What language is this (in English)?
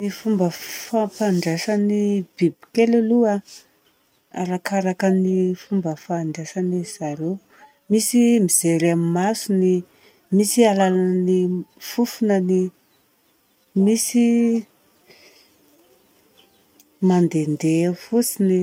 Southern Betsimisaraka Malagasy